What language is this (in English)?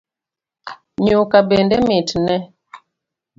Luo (Kenya and Tanzania)